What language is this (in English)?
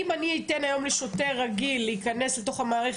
Hebrew